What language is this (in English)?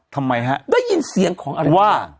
Thai